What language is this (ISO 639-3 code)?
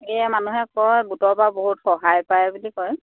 asm